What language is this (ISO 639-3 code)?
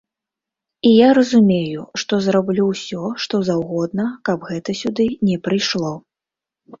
bel